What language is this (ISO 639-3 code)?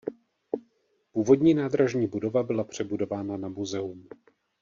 ces